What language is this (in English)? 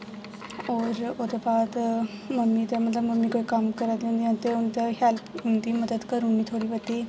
Dogri